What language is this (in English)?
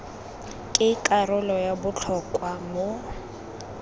Tswana